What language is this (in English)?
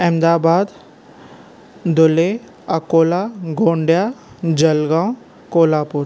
Sindhi